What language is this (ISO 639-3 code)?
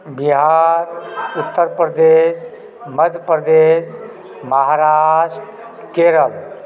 mai